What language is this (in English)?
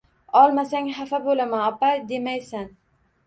Uzbek